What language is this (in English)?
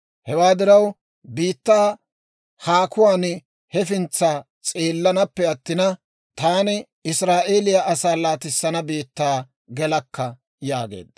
Dawro